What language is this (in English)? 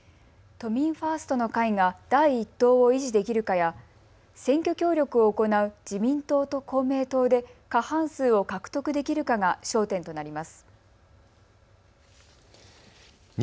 Japanese